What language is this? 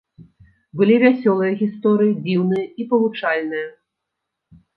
Belarusian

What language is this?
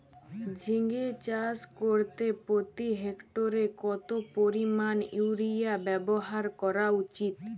Bangla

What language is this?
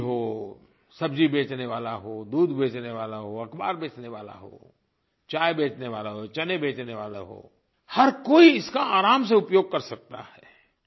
Hindi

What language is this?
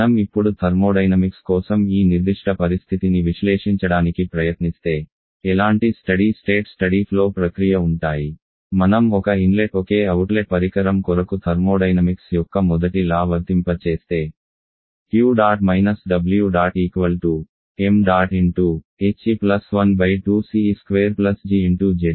Telugu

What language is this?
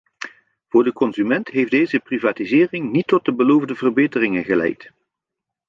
Dutch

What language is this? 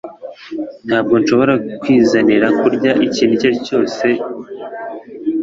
Kinyarwanda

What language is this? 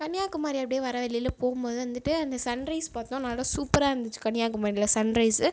Tamil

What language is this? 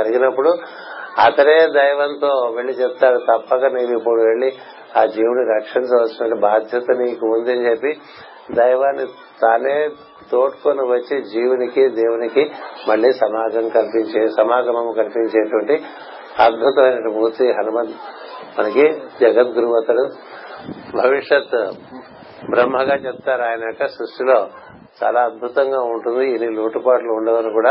Telugu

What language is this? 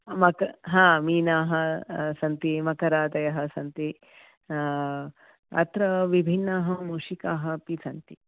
Sanskrit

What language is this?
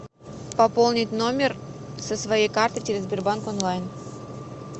Russian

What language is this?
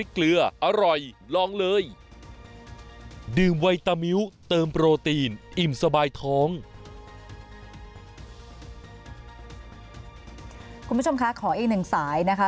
Thai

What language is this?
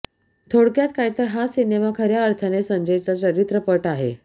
Marathi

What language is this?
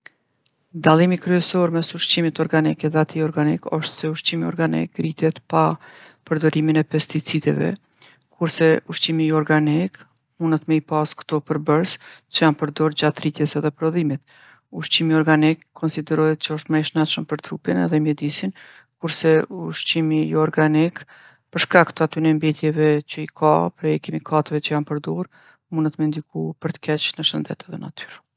Gheg Albanian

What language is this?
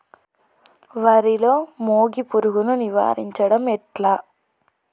Telugu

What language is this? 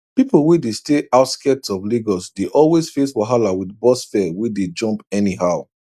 Nigerian Pidgin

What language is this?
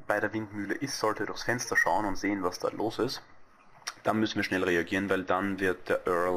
German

